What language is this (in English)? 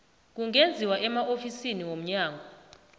South Ndebele